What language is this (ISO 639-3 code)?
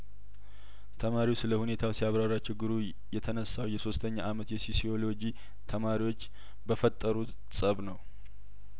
amh